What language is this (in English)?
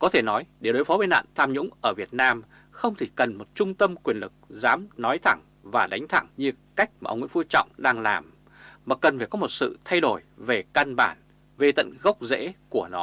Vietnamese